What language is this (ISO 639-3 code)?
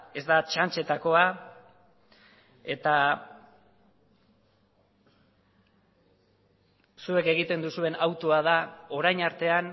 eus